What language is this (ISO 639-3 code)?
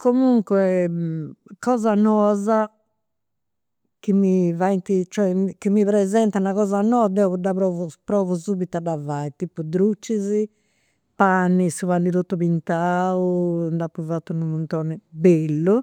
sro